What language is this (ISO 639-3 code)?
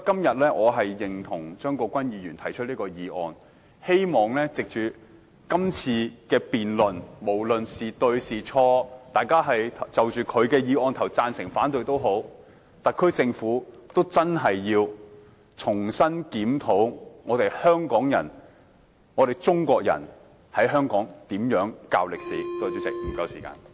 yue